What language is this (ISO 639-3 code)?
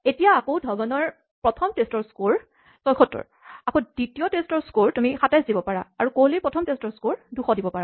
asm